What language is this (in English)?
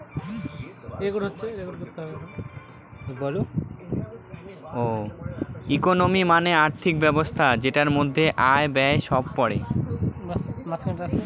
Bangla